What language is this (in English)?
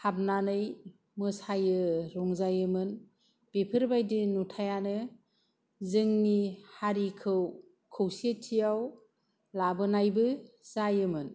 Bodo